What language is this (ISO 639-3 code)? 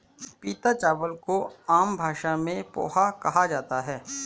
hin